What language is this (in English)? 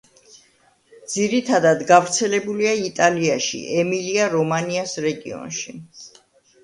Georgian